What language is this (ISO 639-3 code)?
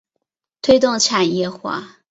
zho